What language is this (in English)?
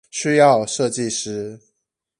Chinese